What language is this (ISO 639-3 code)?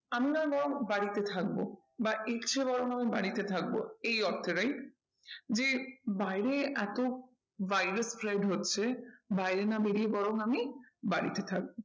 ben